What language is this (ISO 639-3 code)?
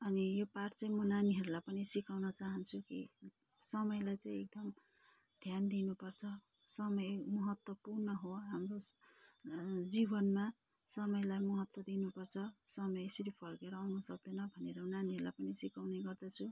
nep